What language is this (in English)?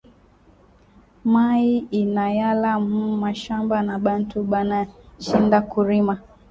Swahili